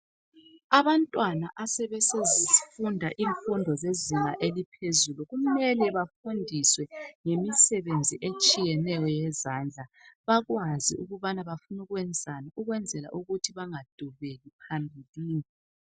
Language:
North Ndebele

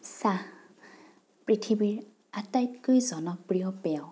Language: Assamese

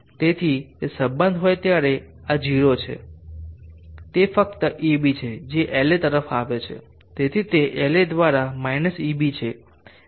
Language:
Gujarati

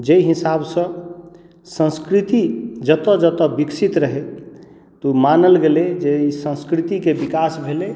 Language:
Maithili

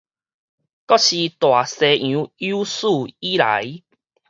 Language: Min Nan Chinese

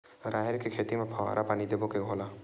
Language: Chhattisgarhi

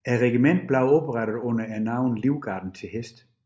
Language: Danish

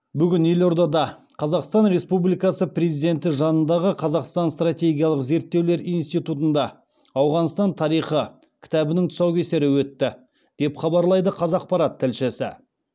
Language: Kazakh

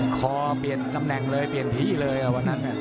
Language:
Thai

